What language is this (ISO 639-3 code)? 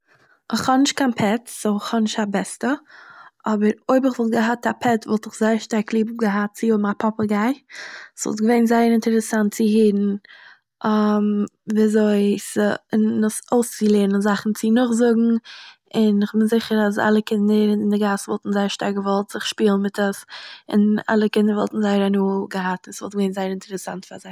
yid